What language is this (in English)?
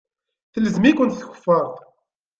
Kabyle